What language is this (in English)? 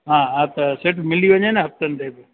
Sindhi